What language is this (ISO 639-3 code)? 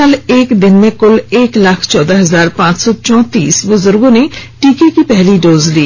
hin